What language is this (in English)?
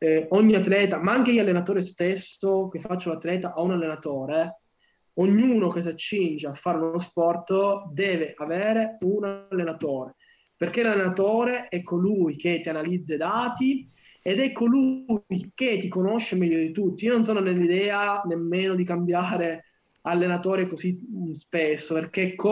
Italian